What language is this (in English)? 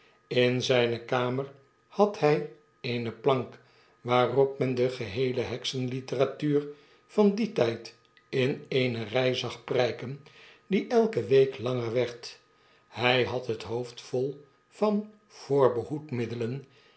Dutch